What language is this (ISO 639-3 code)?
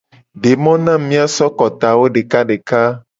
gej